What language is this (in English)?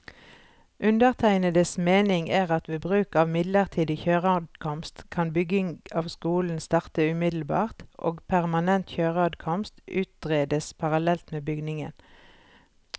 Norwegian